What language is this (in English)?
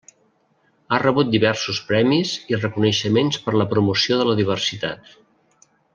Catalan